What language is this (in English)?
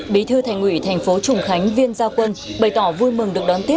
Vietnamese